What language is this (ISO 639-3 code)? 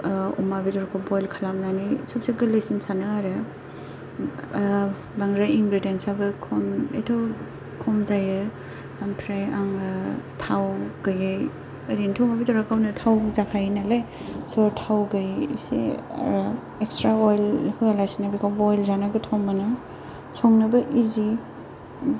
brx